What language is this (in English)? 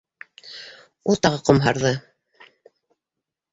Bashkir